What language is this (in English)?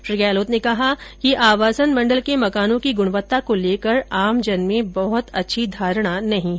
Hindi